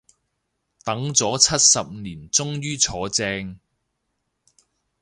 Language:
Cantonese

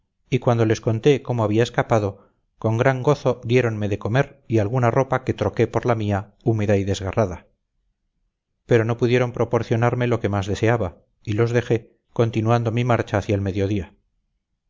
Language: Spanish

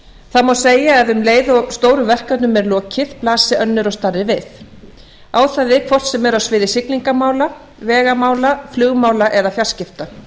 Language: Icelandic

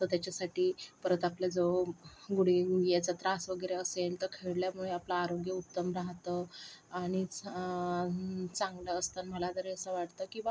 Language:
Marathi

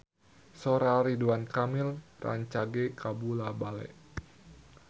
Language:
Sundanese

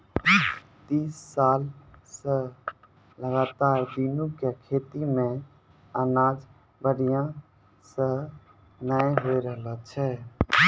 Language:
Maithili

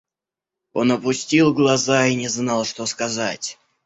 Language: Russian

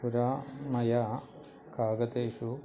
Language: Sanskrit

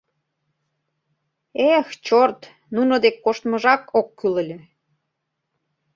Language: Mari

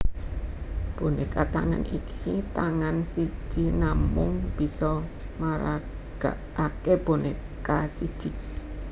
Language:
Javanese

